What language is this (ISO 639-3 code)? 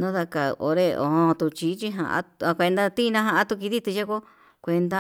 mab